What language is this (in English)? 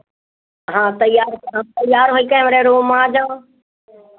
Hindi